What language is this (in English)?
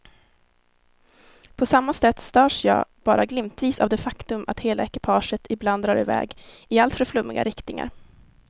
Swedish